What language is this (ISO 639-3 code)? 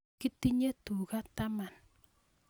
kln